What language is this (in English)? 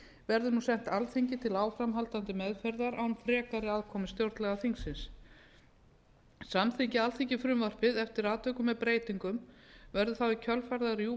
Icelandic